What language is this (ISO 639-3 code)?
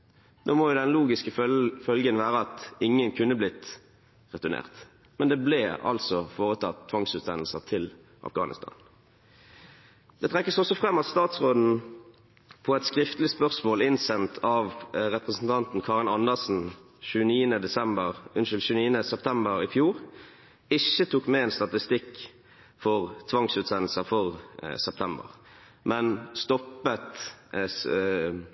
nob